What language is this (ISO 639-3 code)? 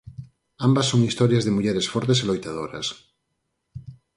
glg